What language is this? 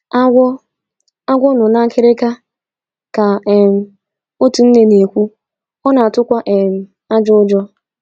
Igbo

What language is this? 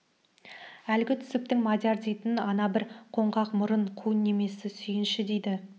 Kazakh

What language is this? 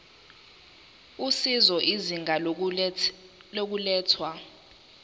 Zulu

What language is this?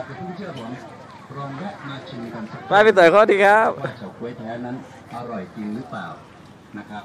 Thai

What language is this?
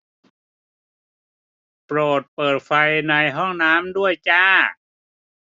Thai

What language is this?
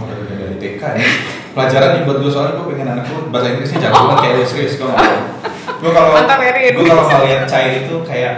Indonesian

